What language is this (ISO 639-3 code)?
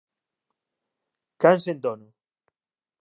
glg